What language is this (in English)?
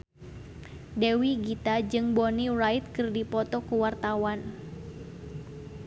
Sundanese